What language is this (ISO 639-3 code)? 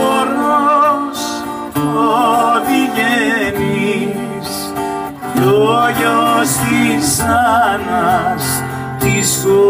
ell